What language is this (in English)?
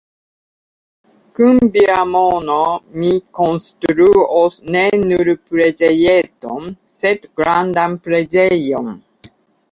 Esperanto